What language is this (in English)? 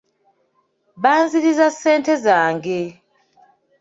Ganda